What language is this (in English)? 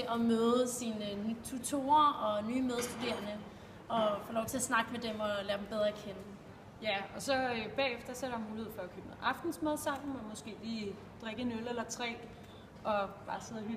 Danish